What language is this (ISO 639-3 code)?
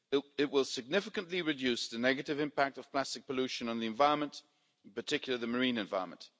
eng